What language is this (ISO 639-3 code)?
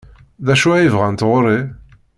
kab